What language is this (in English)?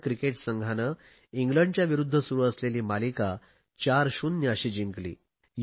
Marathi